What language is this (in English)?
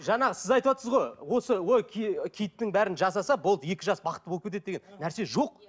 Kazakh